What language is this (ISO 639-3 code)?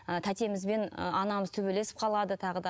kaz